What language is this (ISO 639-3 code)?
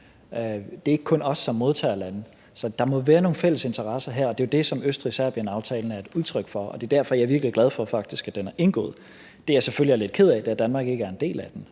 dan